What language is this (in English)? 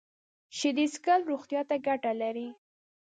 Pashto